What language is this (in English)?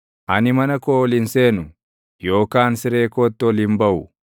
Oromo